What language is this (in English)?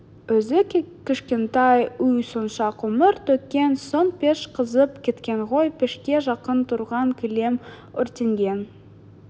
Kazakh